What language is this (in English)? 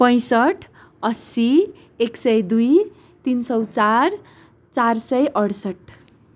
Nepali